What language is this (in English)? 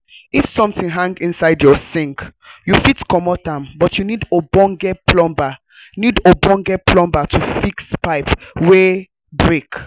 Nigerian Pidgin